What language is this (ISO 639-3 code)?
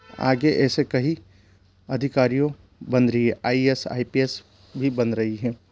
hin